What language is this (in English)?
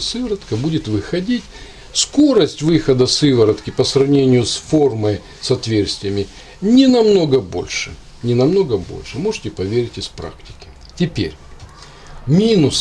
Russian